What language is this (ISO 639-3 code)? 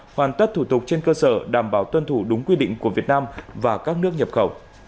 vie